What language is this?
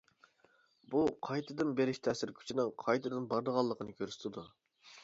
Uyghur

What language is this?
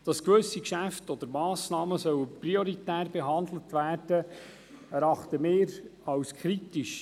Swiss German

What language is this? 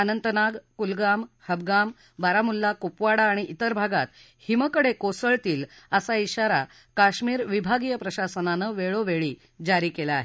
Marathi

